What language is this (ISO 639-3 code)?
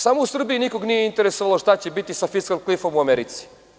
srp